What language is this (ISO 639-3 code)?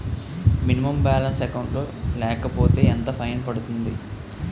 tel